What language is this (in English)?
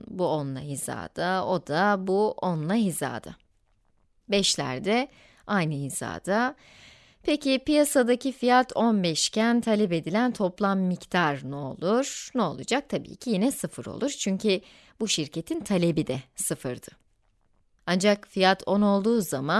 Turkish